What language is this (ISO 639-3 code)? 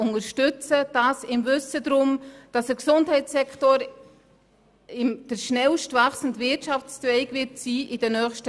gsw